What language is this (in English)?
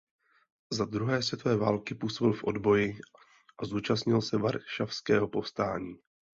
Czech